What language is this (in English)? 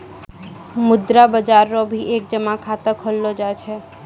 Maithili